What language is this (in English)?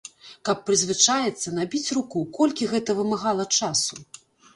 Belarusian